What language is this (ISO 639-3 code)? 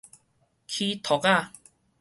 nan